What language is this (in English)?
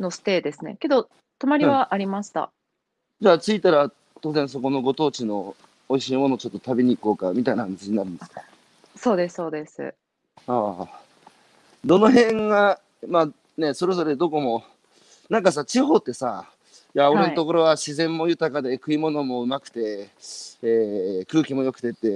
Japanese